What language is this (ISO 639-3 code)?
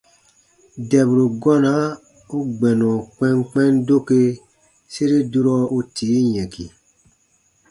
bba